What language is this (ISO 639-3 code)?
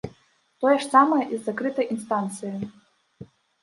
bel